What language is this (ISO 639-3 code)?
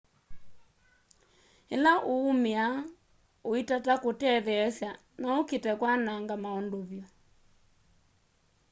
kam